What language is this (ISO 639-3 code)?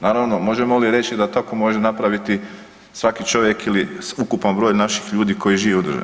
hrv